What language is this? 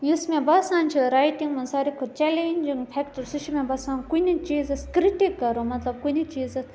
Kashmiri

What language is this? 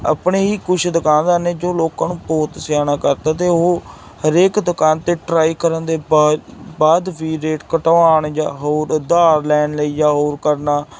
Punjabi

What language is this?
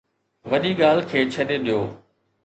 Sindhi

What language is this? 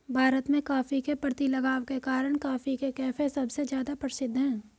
Hindi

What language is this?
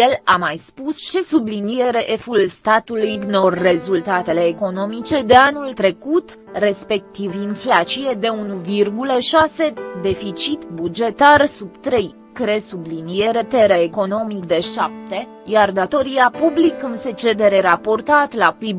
Romanian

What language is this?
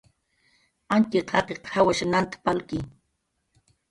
Jaqaru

